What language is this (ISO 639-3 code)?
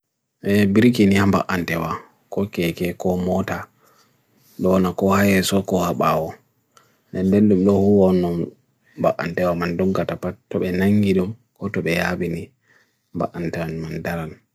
fui